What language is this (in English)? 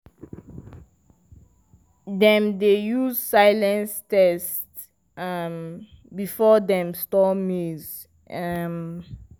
Nigerian Pidgin